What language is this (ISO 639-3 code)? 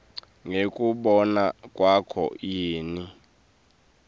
ssw